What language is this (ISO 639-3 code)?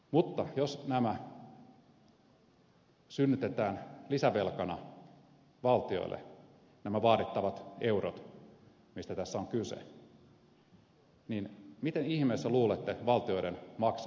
fin